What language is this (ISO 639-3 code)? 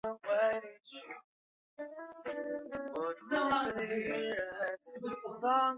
zho